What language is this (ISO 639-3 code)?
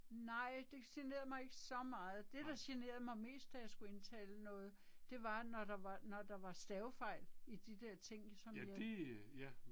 dan